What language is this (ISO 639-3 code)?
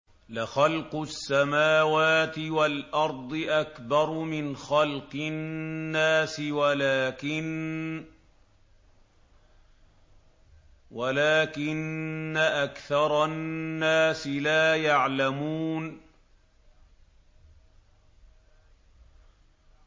ara